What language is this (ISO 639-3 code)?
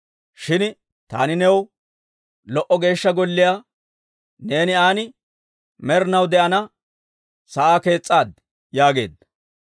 dwr